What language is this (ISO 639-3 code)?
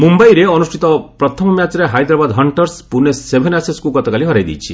ori